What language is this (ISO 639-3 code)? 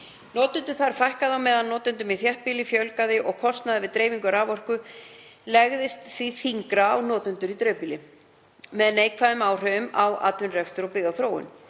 isl